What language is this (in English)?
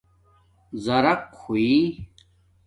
Domaaki